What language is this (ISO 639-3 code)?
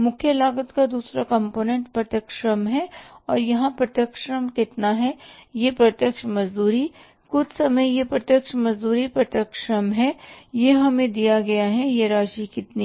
hin